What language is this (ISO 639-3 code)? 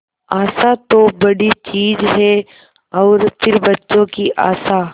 hin